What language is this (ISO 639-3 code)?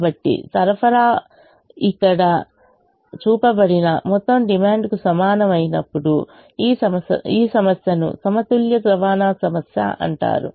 tel